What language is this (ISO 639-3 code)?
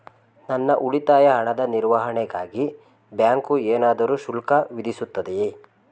kan